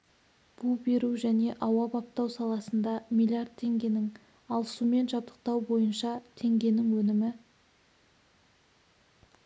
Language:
Kazakh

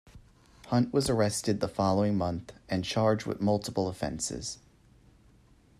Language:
English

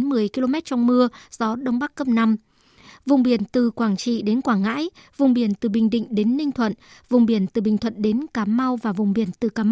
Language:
Vietnamese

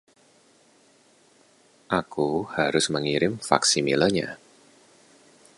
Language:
Indonesian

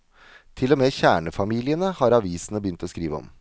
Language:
Norwegian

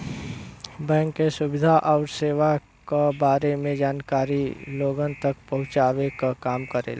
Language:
Bhojpuri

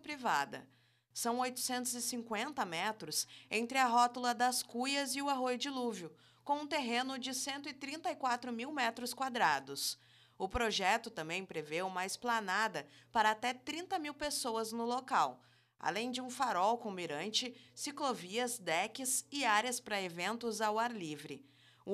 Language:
Portuguese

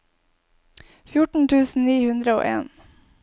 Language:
Norwegian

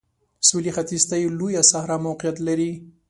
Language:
Pashto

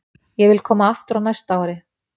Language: Icelandic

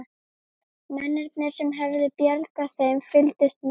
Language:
Icelandic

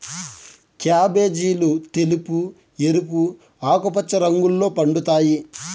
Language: Telugu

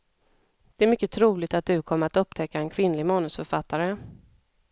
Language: Swedish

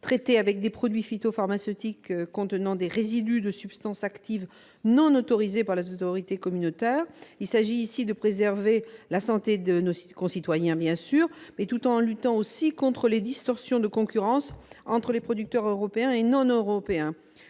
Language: French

